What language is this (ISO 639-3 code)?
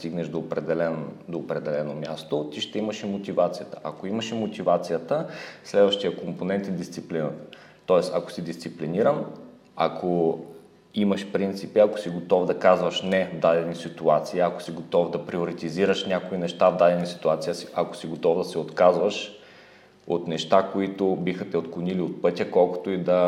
bul